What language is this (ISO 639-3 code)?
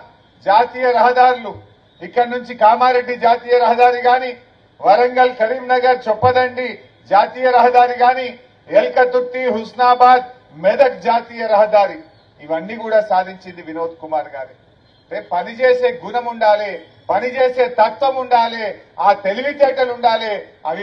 tel